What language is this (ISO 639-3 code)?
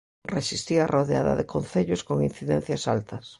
glg